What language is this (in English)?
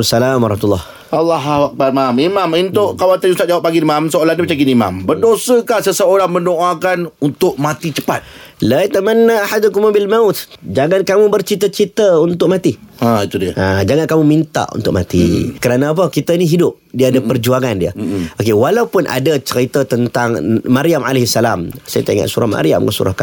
Malay